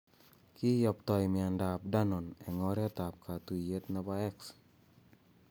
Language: Kalenjin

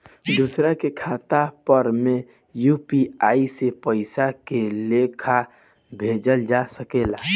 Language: Bhojpuri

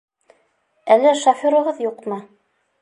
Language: Bashkir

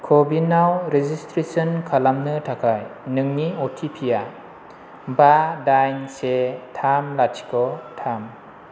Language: Bodo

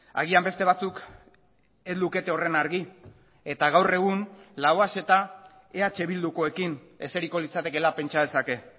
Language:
Basque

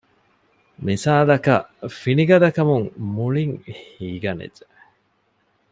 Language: Divehi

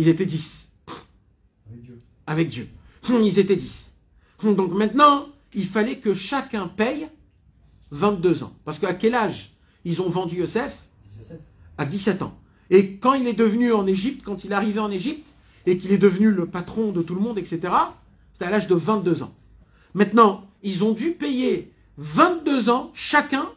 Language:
French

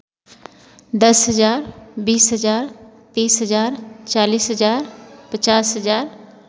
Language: Hindi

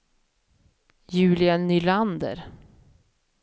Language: Swedish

